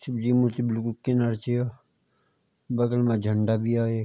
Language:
Garhwali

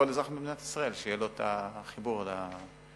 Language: Hebrew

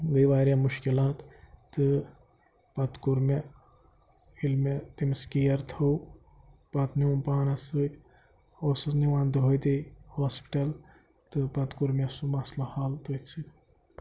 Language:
Kashmiri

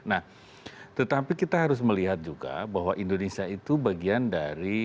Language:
Indonesian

